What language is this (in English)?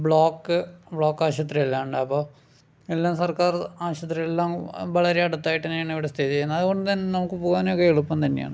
Malayalam